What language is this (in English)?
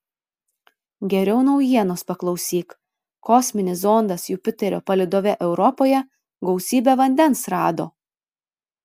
Lithuanian